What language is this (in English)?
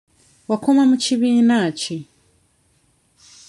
Ganda